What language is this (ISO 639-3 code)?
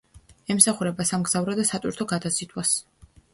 kat